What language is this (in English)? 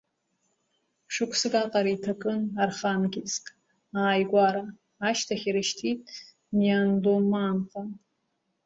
Abkhazian